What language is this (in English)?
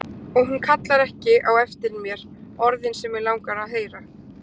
Icelandic